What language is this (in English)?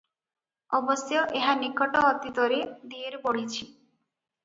Odia